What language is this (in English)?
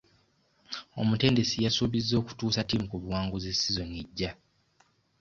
Ganda